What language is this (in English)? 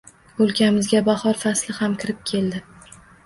Uzbek